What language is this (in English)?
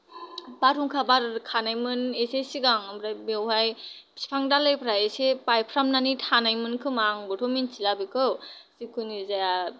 Bodo